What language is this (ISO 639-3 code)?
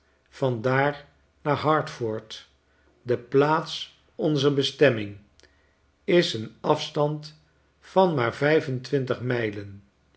nld